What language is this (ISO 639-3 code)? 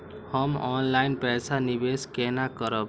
mai